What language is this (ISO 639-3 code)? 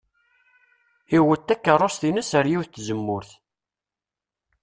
kab